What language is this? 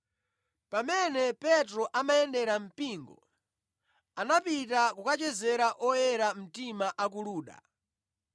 Nyanja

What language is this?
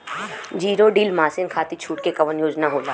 Bhojpuri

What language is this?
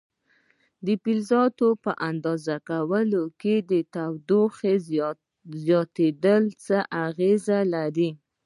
Pashto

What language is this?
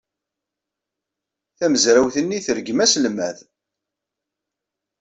Kabyle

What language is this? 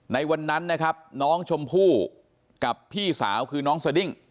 Thai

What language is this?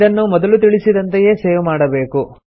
Kannada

